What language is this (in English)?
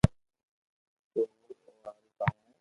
Loarki